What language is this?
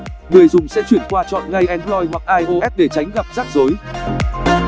Vietnamese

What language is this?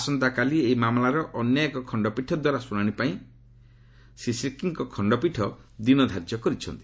Odia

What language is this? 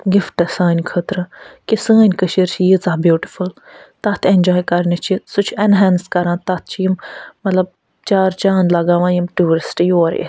Kashmiri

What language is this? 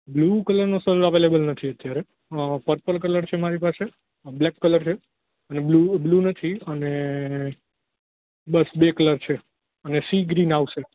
Gujarati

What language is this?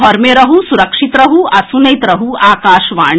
Maithili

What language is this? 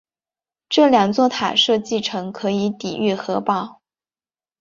Chinese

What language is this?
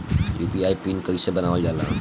Bhojpuri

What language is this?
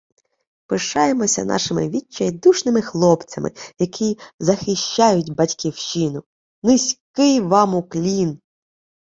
Ukrainian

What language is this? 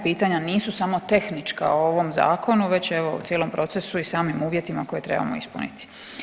Croatian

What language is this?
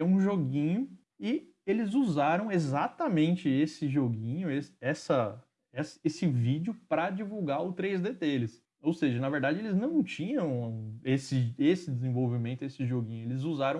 Portuguese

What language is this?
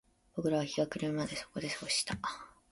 Japanese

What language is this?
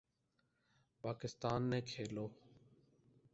Urdu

